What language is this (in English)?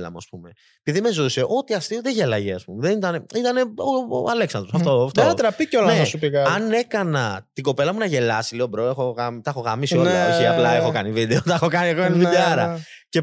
Greek